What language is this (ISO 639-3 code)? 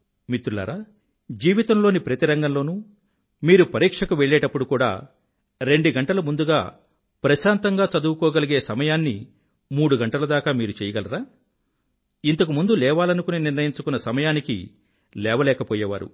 tel